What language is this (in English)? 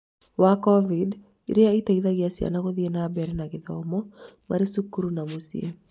Kikuyu